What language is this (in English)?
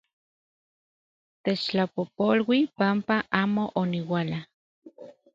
Central Puebla Nahuatl